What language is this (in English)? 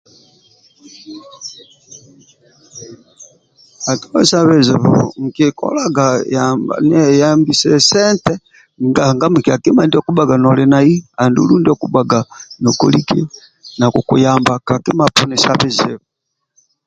Amba (Uganda)